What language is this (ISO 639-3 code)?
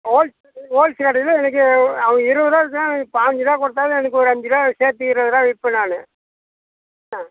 tam